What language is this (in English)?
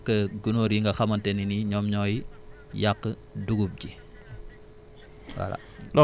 Wolof